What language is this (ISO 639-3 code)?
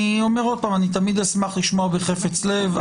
heb